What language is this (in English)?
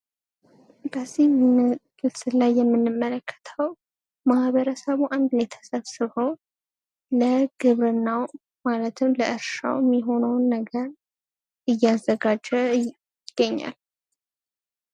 Amharic